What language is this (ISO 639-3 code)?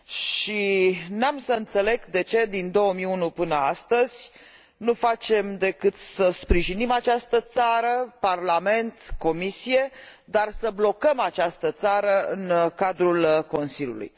ron